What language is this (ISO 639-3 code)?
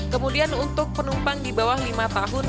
ind